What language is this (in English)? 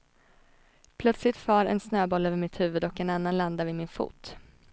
Swedish